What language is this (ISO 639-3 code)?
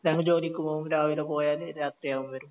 mal